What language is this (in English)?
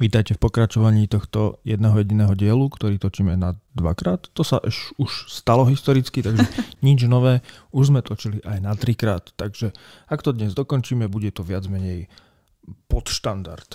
Slovak